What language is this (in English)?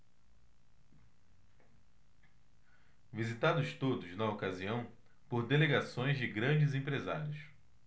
Portuguese